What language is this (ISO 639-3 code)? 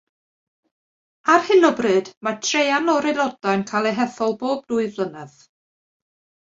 cym